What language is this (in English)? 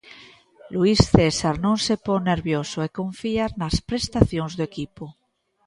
Galician